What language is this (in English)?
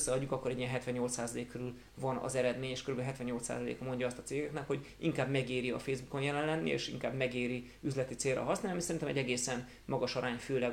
Hungarian